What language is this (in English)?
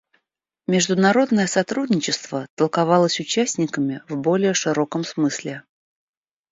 Russian